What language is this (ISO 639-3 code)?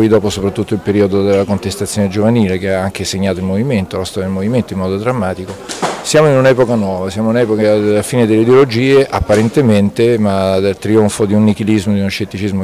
ita